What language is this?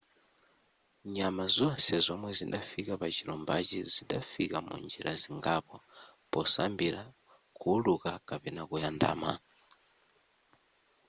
Nyanja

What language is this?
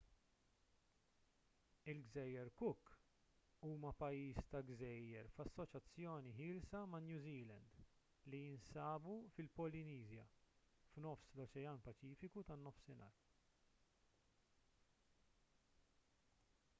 Maltese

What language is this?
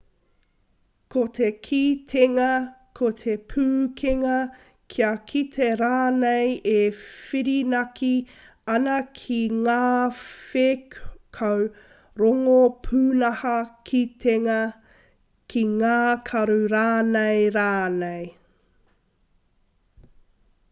Māori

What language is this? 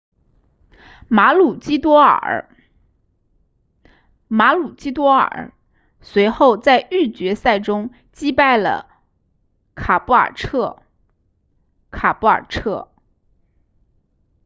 Chinese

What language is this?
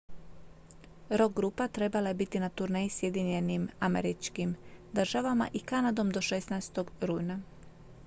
Croatian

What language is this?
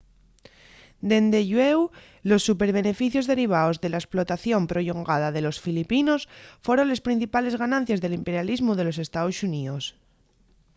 Asturian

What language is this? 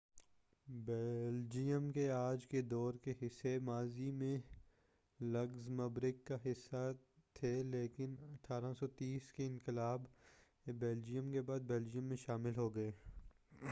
Urdu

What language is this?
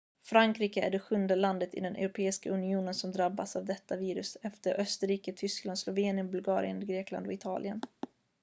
Swedish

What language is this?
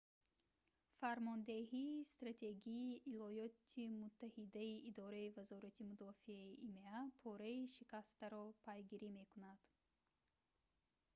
Tajik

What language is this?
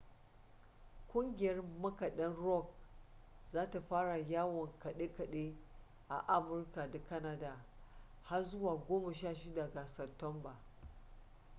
Hausa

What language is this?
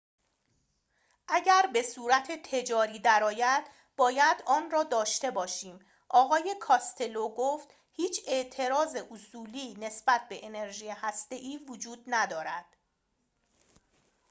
Persian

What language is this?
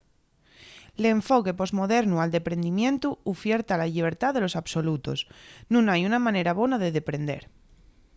Asturian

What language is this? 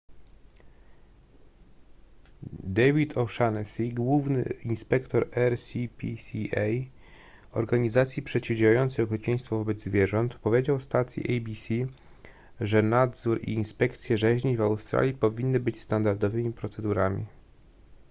Polish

